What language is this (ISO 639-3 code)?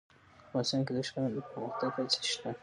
pus